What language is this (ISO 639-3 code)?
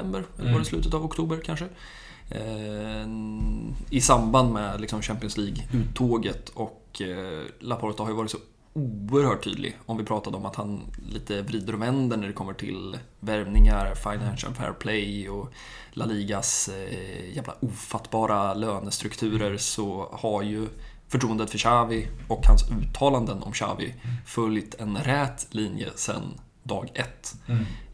swe